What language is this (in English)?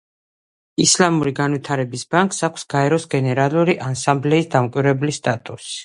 Georgian